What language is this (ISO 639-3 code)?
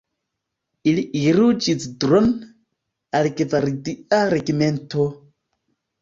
epo